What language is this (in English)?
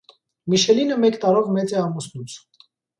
Armenian